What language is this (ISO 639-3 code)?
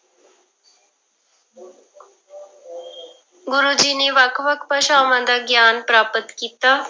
pan